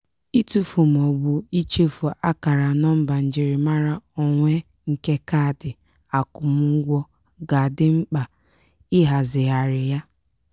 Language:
Igbo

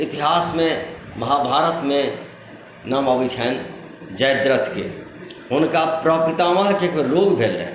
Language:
Maithili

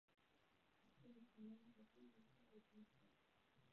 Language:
Chinese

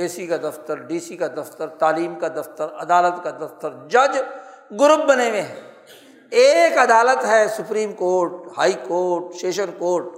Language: Urdu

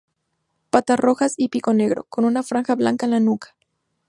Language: Spanish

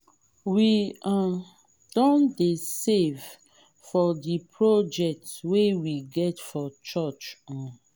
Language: Nigerian Pidgin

